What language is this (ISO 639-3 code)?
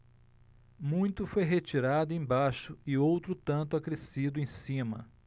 por